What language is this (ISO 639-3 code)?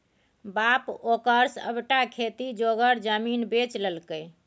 mai